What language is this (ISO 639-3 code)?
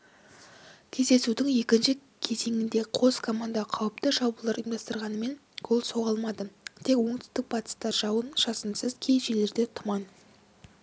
kaz